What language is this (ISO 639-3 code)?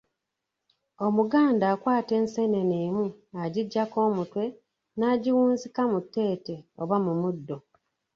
lug